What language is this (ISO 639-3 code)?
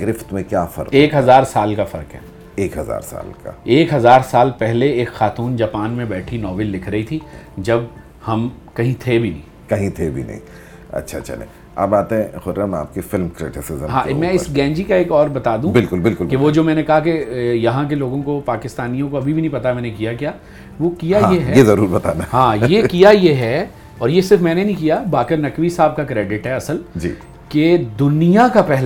urd